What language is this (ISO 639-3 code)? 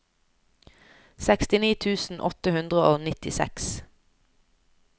nor